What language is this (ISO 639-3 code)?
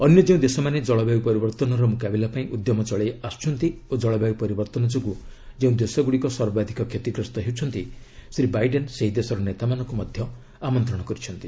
ori